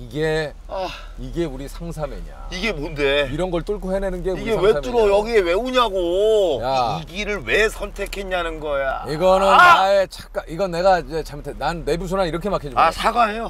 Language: Korean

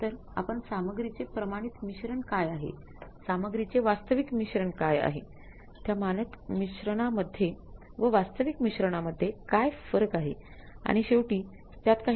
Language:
Marathi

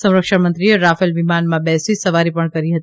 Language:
Gujarati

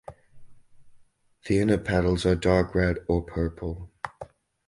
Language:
English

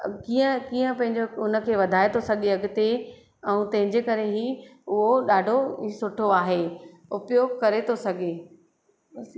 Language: Sindhi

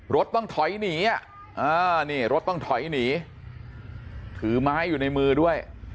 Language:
Thai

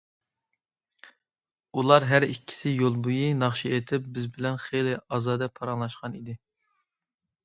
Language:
Uyghur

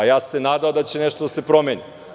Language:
Serbian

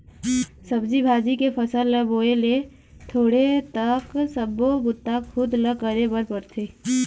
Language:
Chhattisgarhi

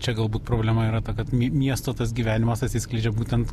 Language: Lithuanian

